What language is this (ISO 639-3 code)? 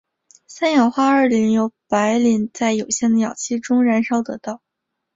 zho